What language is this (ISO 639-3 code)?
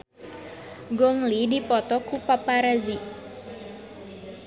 sun